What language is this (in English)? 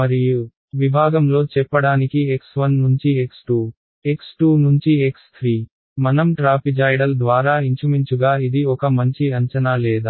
Telugu